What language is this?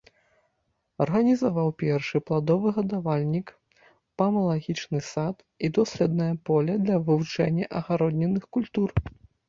Belarusian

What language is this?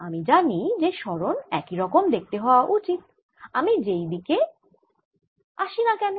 Bangla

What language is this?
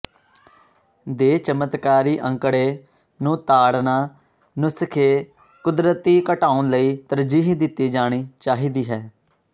Punjabi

